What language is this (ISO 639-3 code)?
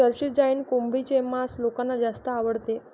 mar